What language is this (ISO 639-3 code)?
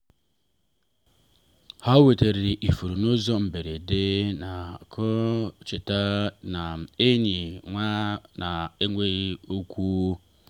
ibo